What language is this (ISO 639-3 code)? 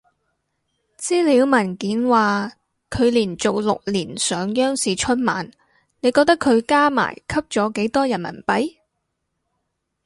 yue